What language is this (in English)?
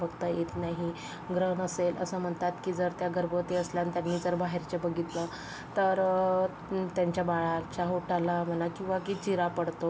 Marathi